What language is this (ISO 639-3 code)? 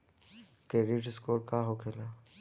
bho